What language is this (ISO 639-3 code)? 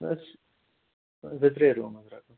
kas